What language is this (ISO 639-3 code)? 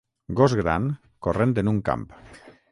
cat